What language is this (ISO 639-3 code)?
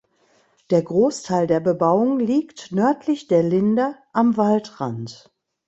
deu